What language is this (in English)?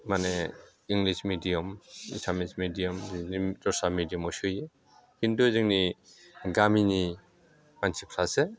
Bodo